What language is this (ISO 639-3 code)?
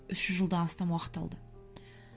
kaz